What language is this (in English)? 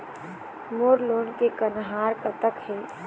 Chhattisgarhi